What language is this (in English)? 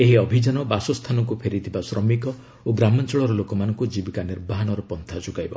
Odia